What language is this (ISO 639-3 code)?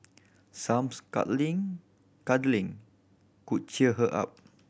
eng